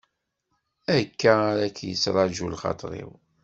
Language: Kabyle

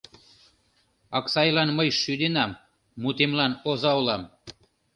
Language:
Mari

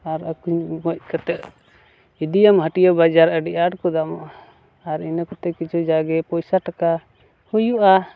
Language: Santali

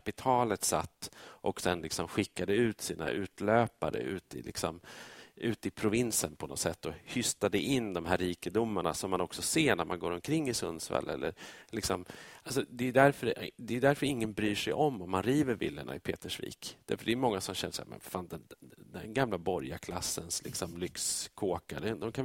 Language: Swedish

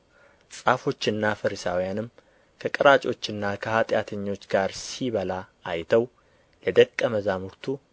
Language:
Amharic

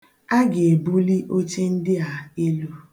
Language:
Igbo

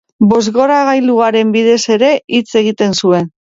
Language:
Basque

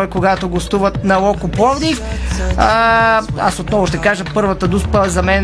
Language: Bulgarian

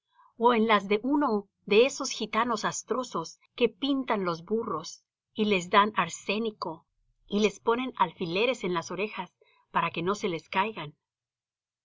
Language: Spanish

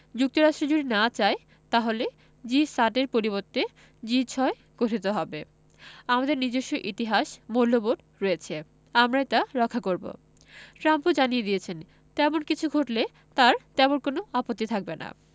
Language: Bangla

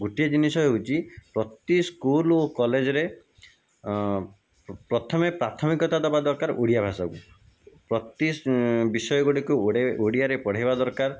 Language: Odia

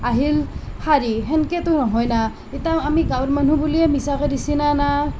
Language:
Assamese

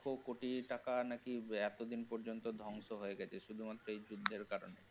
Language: Bangla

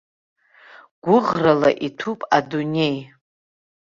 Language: Abkhazian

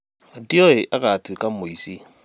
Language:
Kikuyu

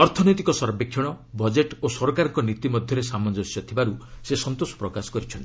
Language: Odia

